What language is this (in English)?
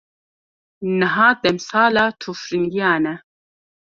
Kurdish